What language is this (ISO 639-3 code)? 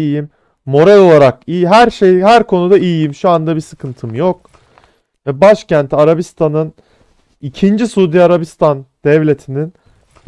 tur